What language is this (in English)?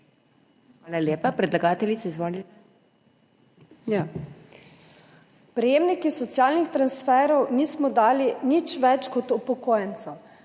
Slovenian